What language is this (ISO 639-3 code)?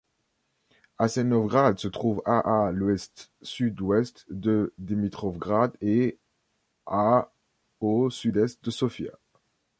fra